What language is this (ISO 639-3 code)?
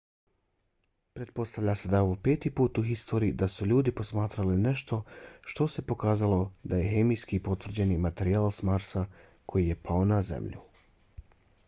bos